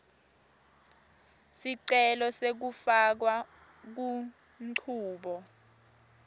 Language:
Swati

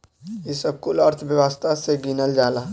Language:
Bhojpuri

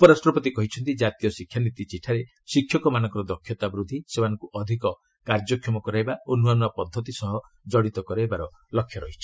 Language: Odia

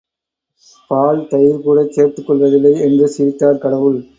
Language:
Tamil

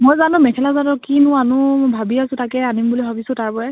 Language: Assamese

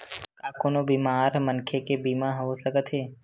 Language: Chhattisgarhi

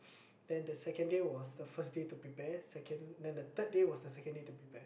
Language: English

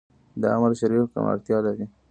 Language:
Pashto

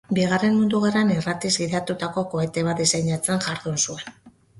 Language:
Basque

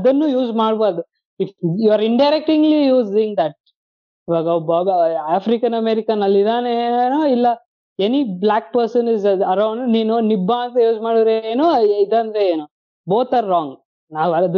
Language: Kannada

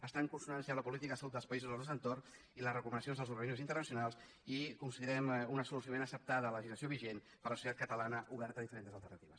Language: Catalan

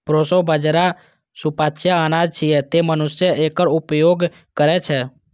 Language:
Maithili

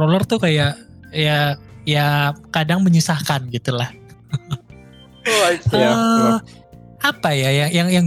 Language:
Indonesian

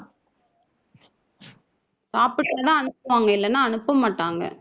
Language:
Tamil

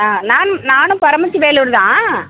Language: Tamil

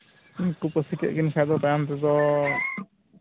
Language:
Santali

